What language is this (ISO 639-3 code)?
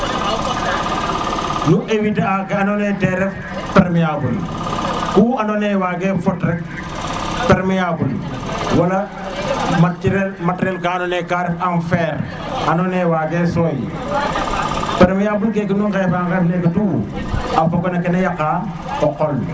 srr